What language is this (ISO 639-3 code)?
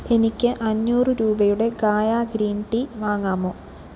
mal